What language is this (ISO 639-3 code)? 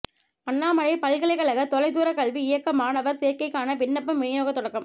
tam